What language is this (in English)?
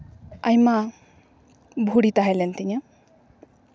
Santali